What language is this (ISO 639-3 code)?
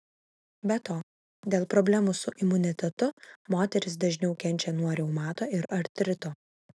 lit